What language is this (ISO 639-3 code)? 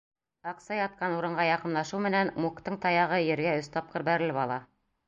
bak